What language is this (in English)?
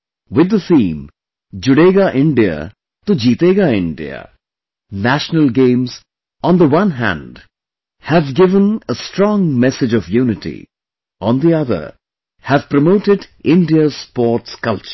English